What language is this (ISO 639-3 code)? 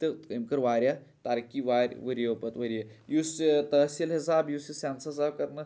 kas